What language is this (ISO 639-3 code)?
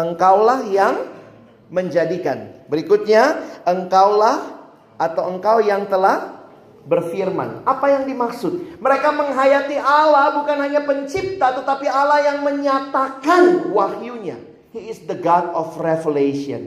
ind